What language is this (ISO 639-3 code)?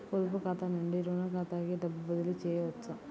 tel